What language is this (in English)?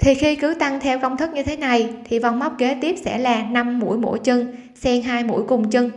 Vietnamese